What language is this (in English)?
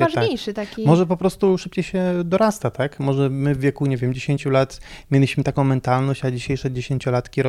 Polish